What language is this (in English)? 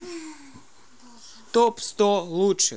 Russian